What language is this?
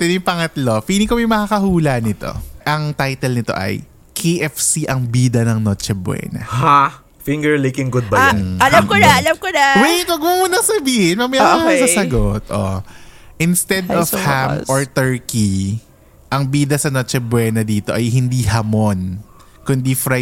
Filipino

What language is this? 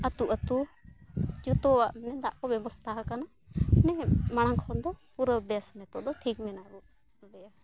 Santali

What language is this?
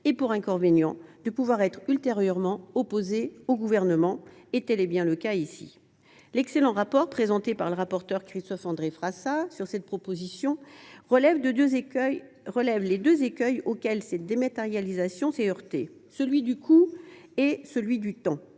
French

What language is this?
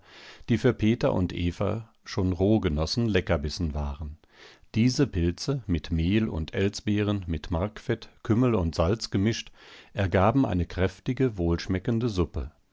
German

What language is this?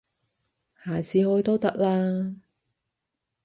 Cantonese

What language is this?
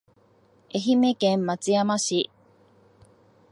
Japanese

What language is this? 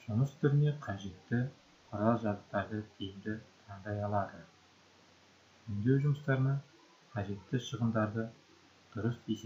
Turkish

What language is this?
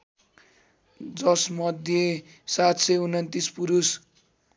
Nepali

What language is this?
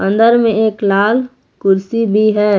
Hindi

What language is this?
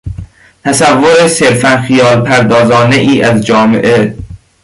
Persian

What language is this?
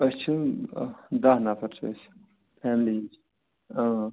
Kashmiri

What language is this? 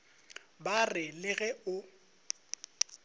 Northern Sotho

